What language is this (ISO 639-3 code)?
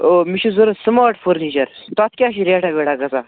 kas